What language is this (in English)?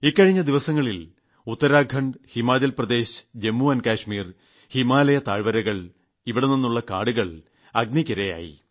Malayalam